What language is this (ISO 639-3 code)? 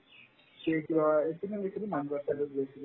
asm